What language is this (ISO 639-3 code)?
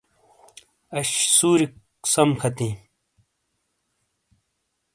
scl